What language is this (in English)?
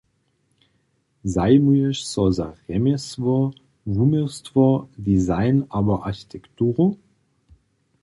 Upper Sorbian